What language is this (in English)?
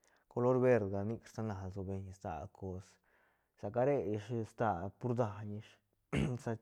Santa Catarina Albarradas Zapotec